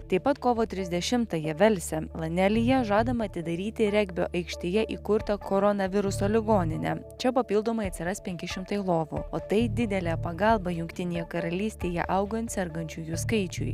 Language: Lithuanian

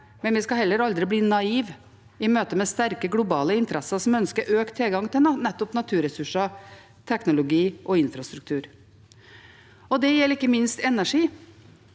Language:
Norwegian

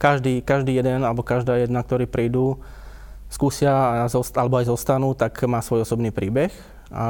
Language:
Slovak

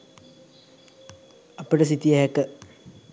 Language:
Sinhala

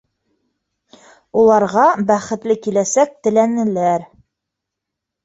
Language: Bashkir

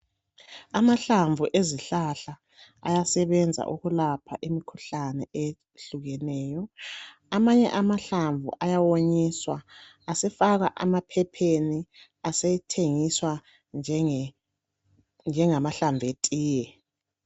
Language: North Ndebele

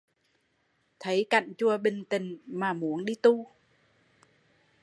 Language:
Vietnamese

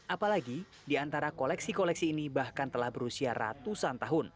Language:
Indonesian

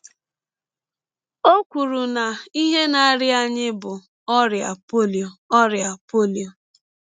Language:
Igbo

